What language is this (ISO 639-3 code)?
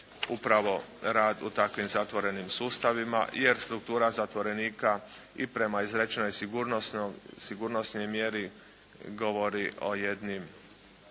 hrv